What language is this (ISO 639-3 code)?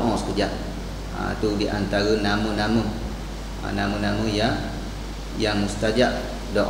msa